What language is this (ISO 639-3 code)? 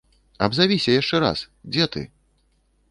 bel